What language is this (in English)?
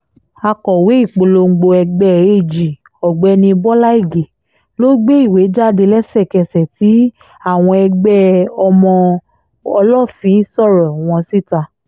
Yoruba